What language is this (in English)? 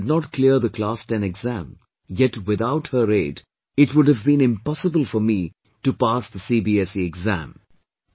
English